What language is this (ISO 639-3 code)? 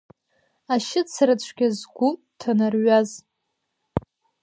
abk